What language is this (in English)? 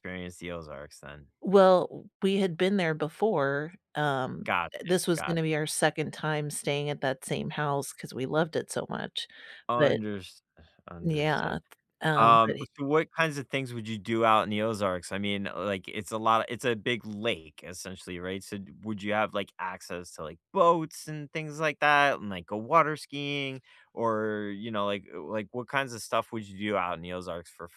English